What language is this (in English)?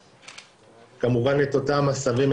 Hebrew